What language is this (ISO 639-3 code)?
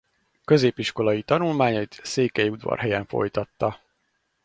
hun